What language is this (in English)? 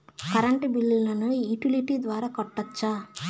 Telugu